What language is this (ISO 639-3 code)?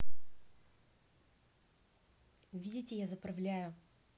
rus